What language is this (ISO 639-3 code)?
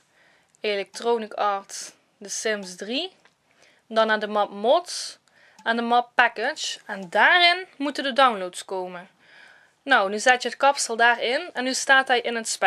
nld